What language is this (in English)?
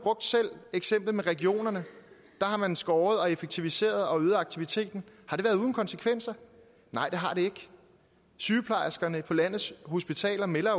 Danish